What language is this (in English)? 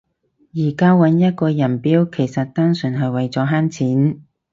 Cantonese